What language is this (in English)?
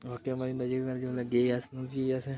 Dogri